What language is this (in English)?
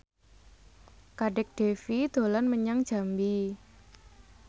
Javanese